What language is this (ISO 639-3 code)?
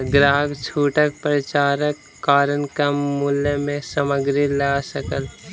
mai